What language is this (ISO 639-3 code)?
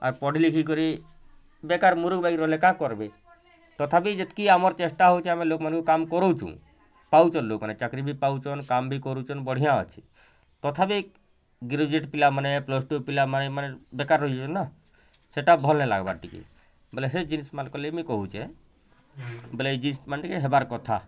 ori